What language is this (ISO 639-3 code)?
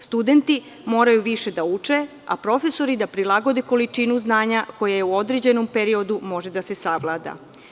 srp